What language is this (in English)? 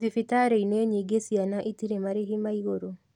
Kikuyu